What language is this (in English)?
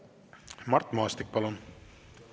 Estonian